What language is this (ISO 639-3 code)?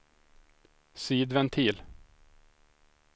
swe